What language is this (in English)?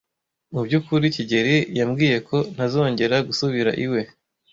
Kinyarwanda